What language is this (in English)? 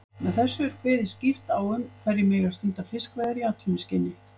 Icelandic